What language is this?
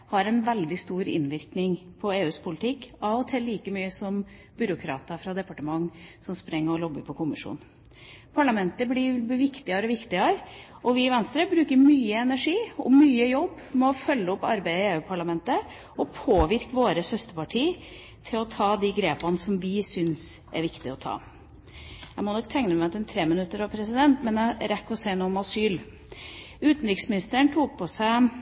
Norwegian Bokmål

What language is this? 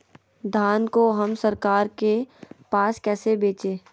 Magahi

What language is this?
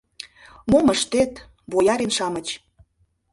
Mari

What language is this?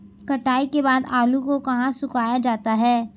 Hindi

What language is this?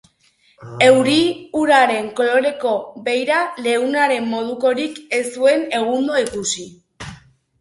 Basque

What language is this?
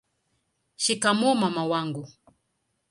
Swahili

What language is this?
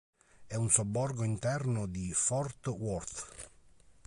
Italian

